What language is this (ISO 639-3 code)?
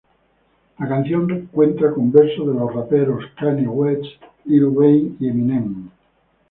spa